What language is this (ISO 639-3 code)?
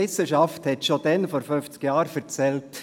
gsw